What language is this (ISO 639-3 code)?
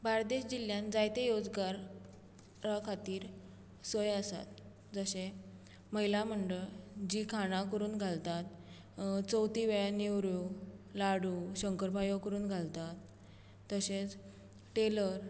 kok